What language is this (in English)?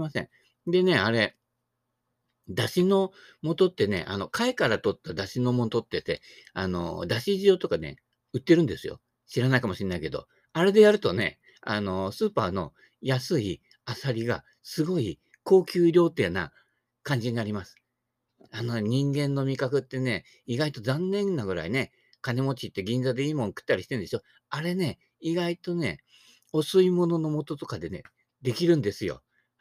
Japanese